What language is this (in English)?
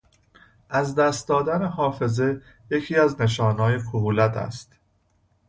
Persian